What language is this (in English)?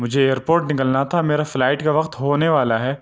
Urdu